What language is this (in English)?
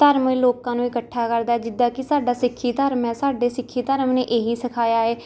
Punjabi